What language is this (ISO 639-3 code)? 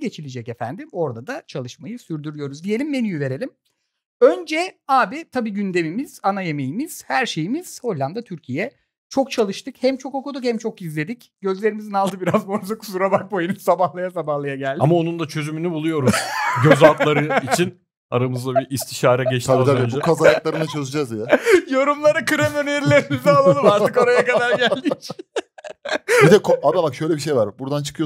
tur